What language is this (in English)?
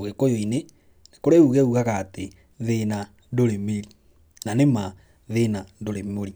Kikuyu